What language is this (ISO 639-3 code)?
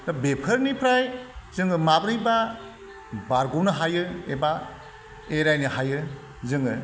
brx